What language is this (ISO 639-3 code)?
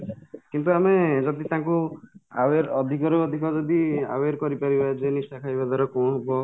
ori